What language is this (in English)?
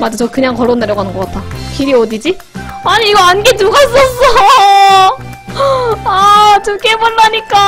Korean